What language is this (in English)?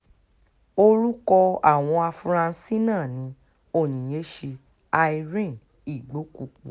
Yoruba